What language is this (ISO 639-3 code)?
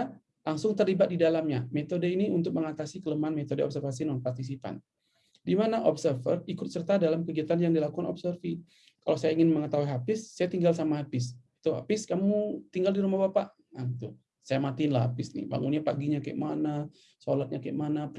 ind